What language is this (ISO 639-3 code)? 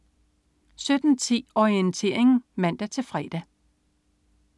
dan